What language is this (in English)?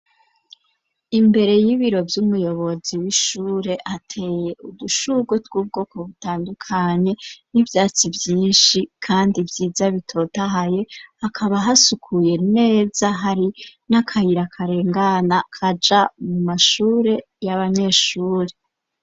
Rundi